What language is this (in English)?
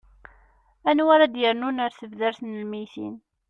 Kabyle